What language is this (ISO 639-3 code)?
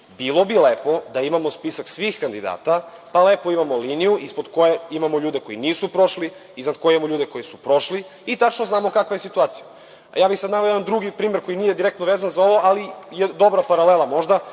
srp